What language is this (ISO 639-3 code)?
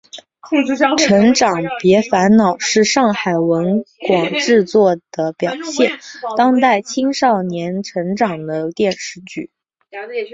zho